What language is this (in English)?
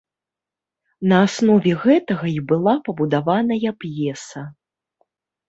Belarusian